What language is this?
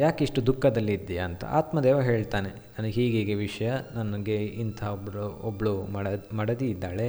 Kannada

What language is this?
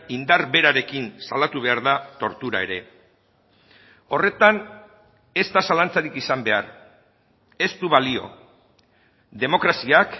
Basque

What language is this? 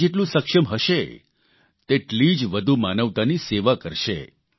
Gujarati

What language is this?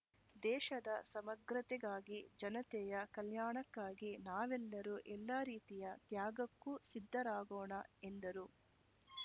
Kannada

